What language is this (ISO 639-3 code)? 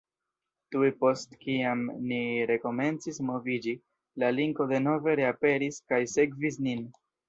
epo